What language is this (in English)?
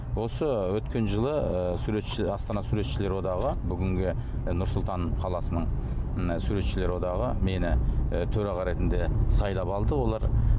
Kazakh